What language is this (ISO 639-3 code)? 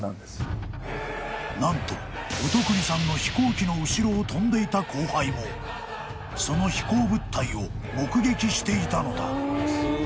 jpn